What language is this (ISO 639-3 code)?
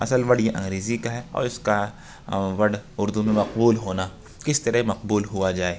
urd